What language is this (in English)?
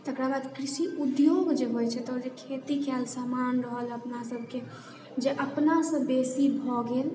Maithili